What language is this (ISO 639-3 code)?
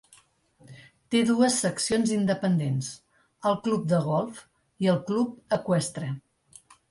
cat